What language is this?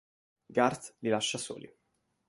Italian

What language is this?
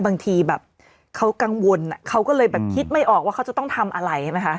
Thai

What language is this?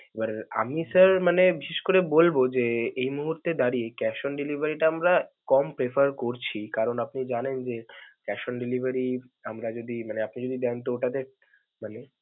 Bangla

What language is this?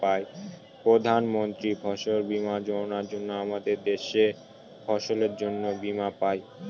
Bangla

